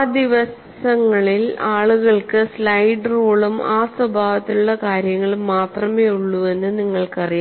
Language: Malayalam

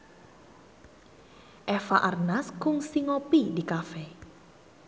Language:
Sundanese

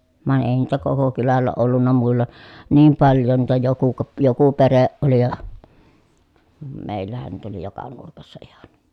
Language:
Finnish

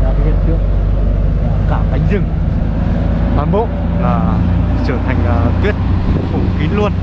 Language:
Vietnamese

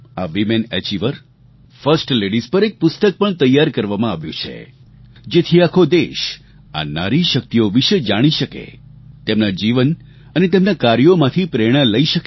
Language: Gujarati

